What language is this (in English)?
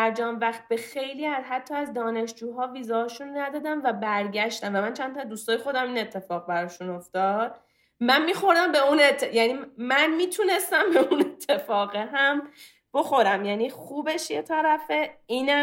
Persian